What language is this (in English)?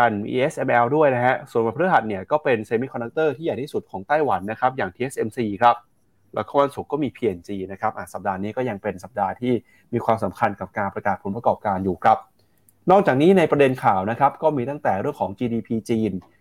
Thai